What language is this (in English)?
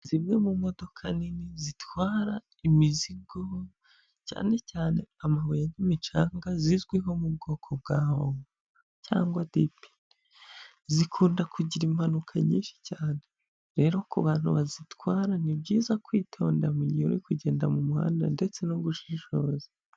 Kinyarwanda